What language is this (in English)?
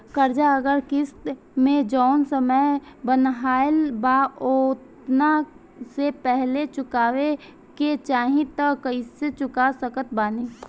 Bhojpuri